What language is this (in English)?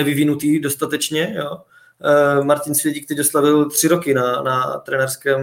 Czech